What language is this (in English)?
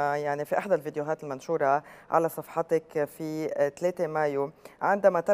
Arabic